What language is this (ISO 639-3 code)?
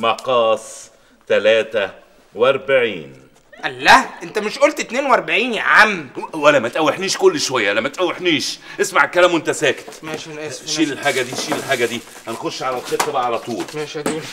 ara